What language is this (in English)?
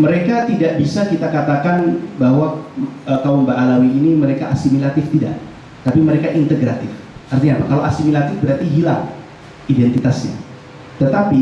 Indonesian